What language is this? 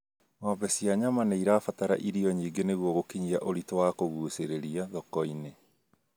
Kikuyu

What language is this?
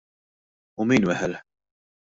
Maltese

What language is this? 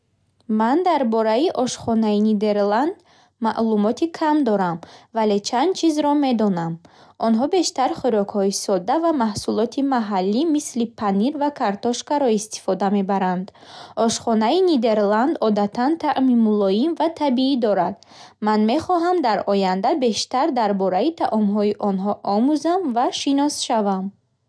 Bukharic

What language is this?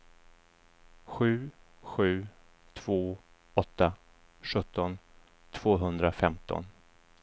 Swedish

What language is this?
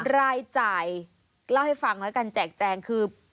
Thai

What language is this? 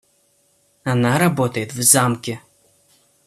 Russian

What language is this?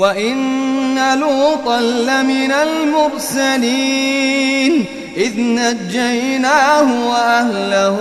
Arabic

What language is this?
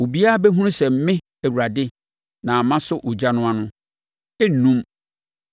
Akan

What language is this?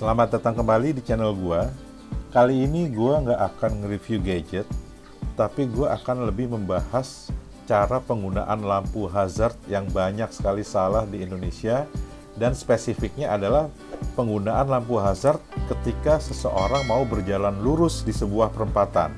Indonesian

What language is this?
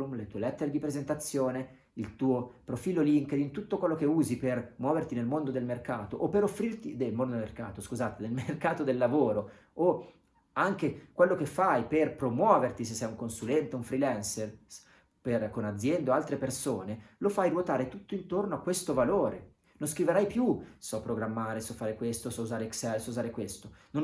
Italian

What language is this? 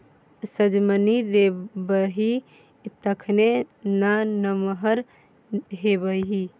Maithili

